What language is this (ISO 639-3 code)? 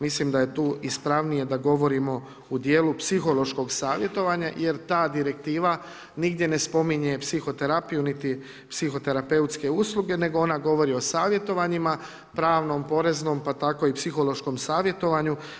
hrv